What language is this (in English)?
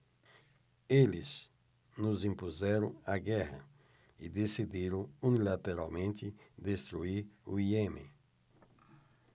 Portuguese